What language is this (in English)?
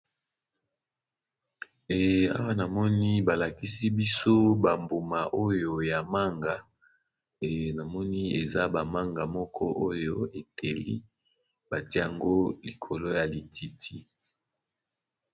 Lingala